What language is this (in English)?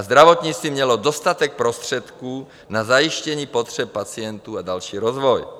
Czech